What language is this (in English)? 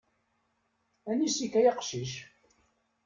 Kabyle